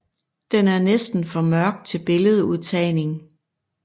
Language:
Danish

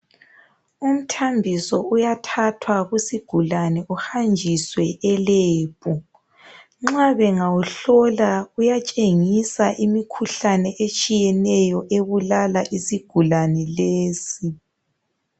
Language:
North Ndebele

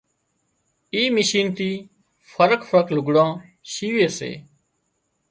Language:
Wadiyara Koli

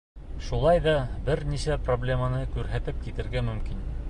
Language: Bashkir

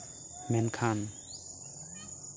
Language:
Santali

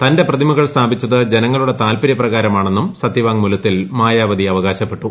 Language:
Malayalam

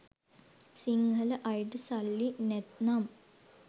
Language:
Sinhala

